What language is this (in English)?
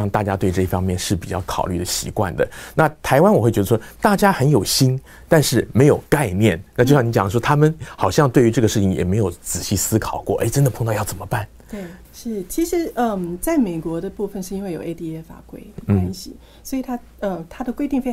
Chinese